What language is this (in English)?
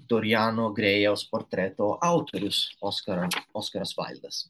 Lithuanian